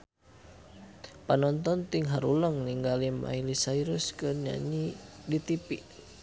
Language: Sundanese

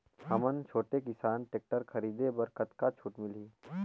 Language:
Chhattisgarhi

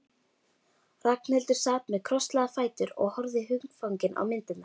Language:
Icelandic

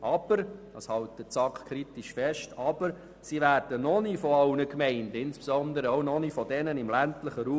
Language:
Swiss German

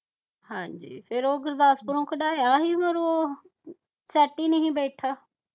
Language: Punjabi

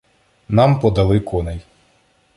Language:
Ukrainian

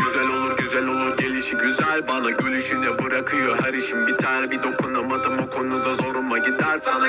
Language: Turkish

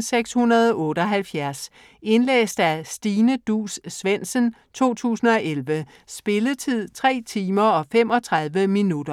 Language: Danish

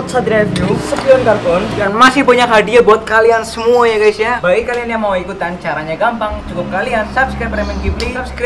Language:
Indonesian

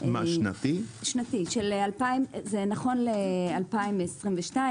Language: Hebrew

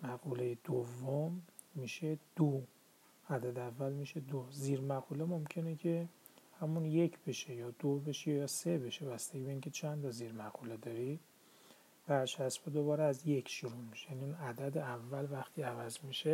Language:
Persian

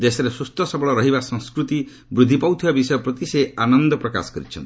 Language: Odia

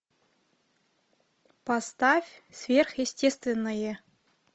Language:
Russian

